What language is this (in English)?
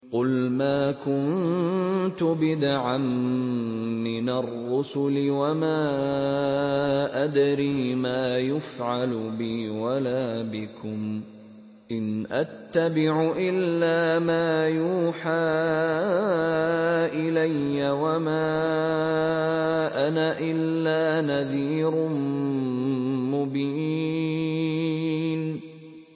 Arabic